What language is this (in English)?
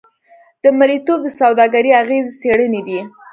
Pashto